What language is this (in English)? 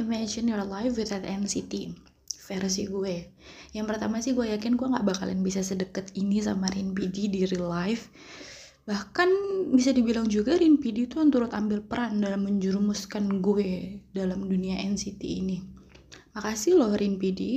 Indonesian